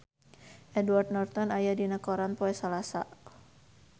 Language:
Sundanese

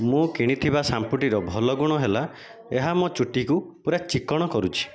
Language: Odia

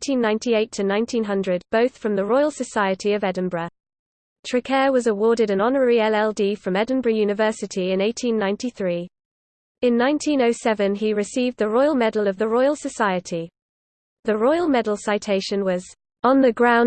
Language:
English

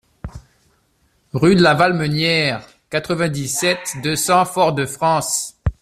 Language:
French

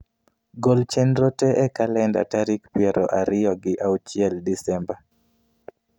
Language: Luo (Kenya and Tanzania)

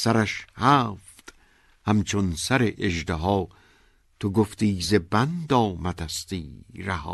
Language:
Persian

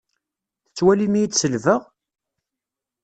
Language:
Kabyle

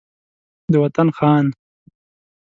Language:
Pashto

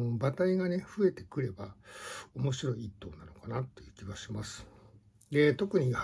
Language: Japanese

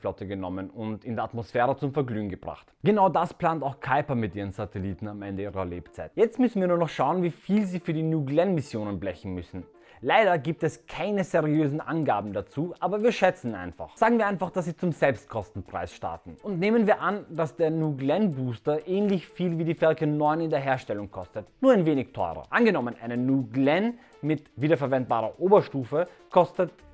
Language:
German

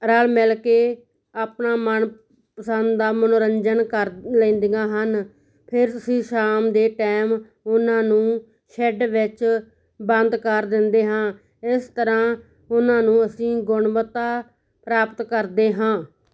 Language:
Punjabi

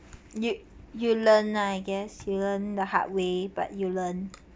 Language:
English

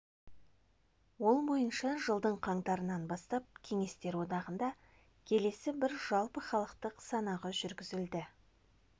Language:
Kazakh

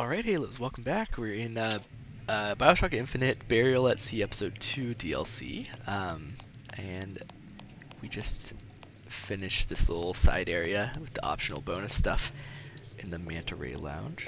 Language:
English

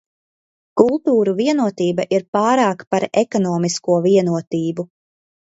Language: Latvian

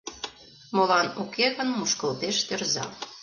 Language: Mari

